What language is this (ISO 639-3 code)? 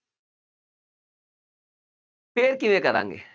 pan